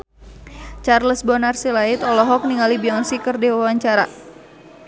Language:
Sundanese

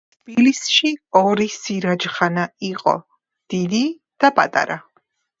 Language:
Georgian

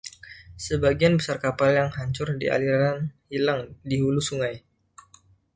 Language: Indonesian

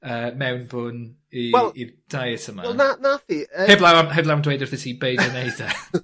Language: Welsh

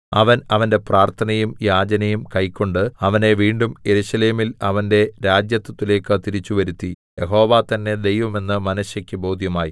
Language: Malayalam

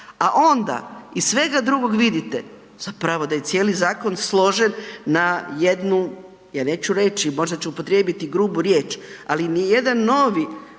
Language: Croatian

